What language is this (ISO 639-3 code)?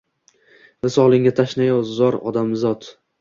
uzb